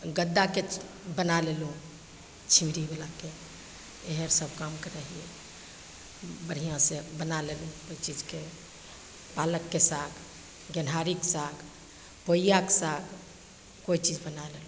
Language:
Maithili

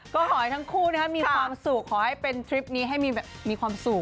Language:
Thai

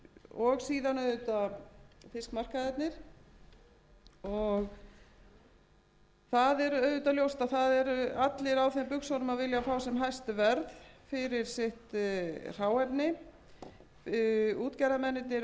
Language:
Icelandic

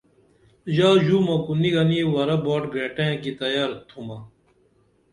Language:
Dameli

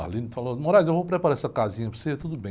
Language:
Portuguese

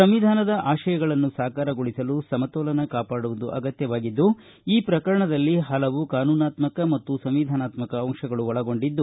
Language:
Kannada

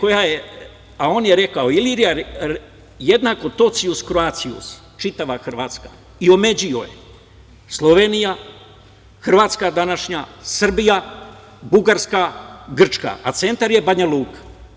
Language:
Serbian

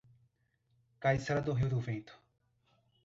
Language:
Portuguese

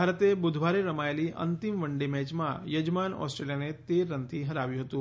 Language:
Gujarati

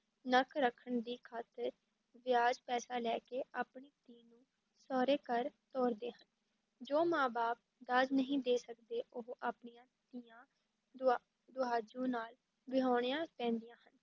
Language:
Punjabi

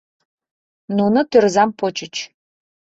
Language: Mari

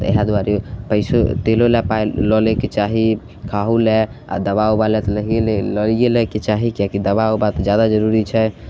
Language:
Maithili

